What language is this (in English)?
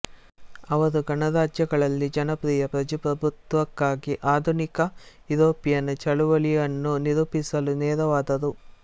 Kannada